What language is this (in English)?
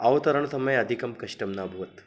Sanskrit